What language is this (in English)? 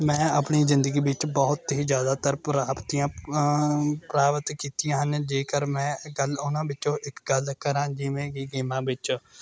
Punjabi